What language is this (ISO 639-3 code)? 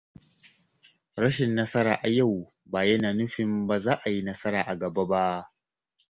hau